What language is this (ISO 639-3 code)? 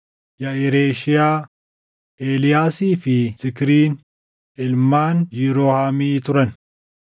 orm